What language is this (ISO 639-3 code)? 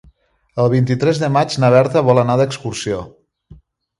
cat